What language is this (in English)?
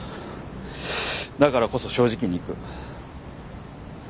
Japanese